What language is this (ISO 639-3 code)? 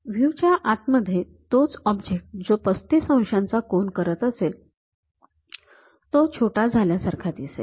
mar